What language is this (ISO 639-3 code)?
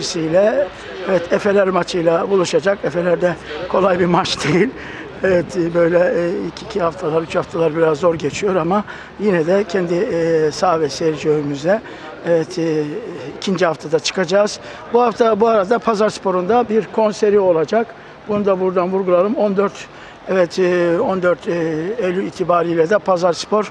tur